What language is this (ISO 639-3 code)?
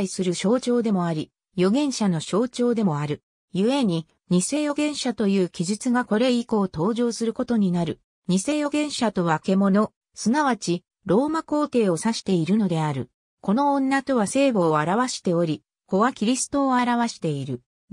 jpn